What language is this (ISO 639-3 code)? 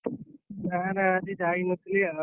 ori